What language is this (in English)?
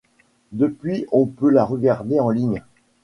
French